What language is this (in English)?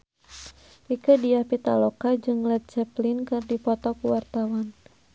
Sundanese